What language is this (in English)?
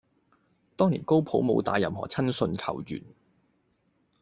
Cantonese